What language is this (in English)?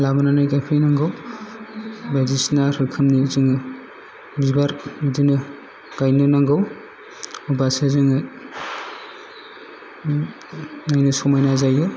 Bodo